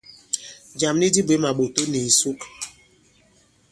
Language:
Bankon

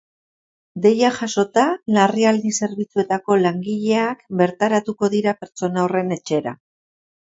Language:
Basque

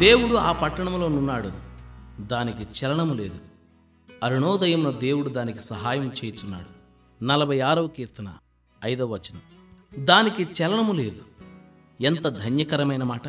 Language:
Telugu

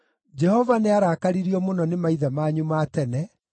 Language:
Kikuyu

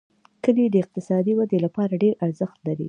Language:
Pashto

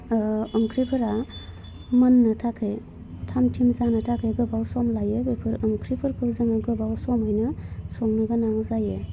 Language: Bodo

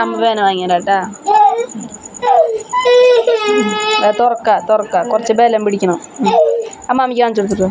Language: Malayalam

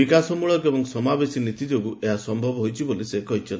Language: Odia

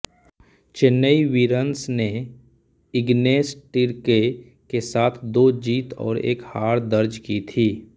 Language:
Hindi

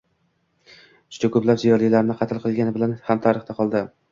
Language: Uzbek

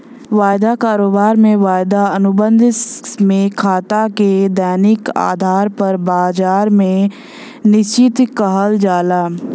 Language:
Bhojpuri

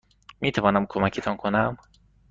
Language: Persian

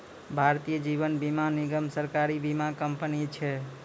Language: Maithili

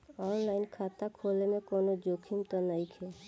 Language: Bhojpuri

